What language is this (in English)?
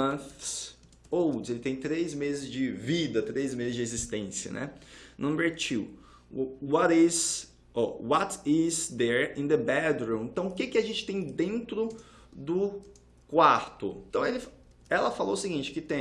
Portuguese